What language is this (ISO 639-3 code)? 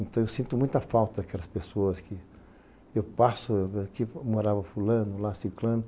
por